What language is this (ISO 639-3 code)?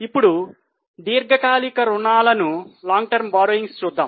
tel